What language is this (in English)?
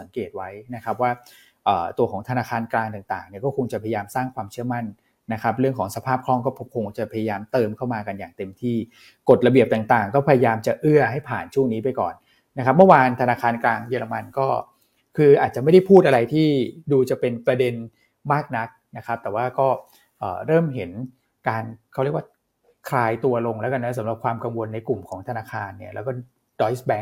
Thai